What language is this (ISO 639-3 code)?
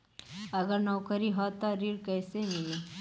bho